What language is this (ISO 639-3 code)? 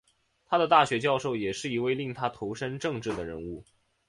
zho